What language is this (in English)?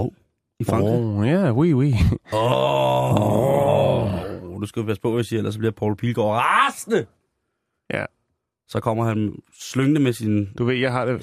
Danish